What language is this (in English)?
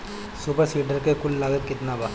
Bhojpuri